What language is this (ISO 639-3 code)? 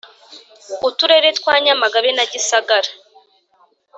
kin